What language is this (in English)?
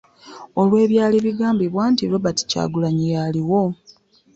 Ganda